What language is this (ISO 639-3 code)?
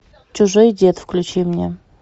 rus